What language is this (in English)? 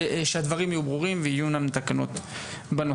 Hebrew